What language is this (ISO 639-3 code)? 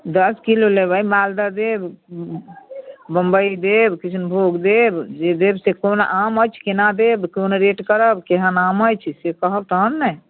mai